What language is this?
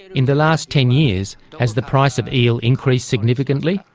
English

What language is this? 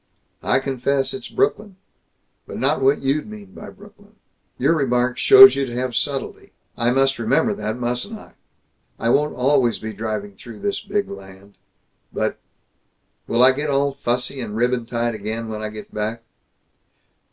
English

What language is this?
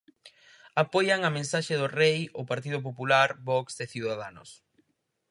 Galician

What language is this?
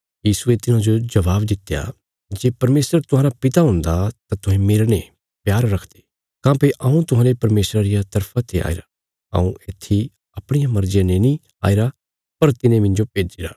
Bilaspuri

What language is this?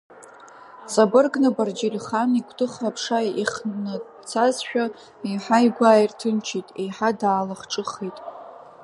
Abkhazian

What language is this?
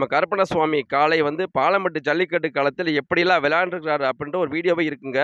Arabic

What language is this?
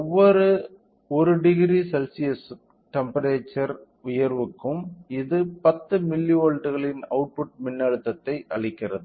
Tamil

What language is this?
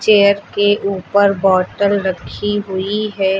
Hindi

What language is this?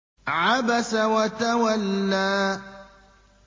Arabic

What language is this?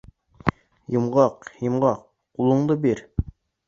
Bashkir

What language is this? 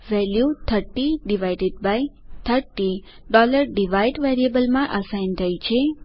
Gujarati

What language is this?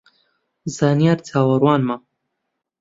Central Kurdish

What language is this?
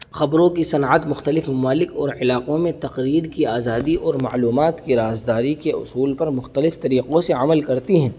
Urdu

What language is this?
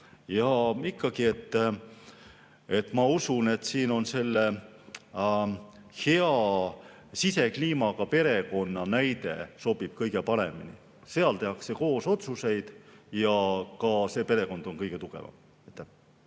Estonian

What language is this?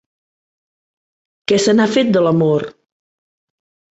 Catalan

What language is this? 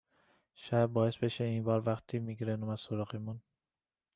Persian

